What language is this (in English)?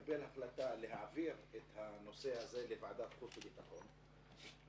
Hebrew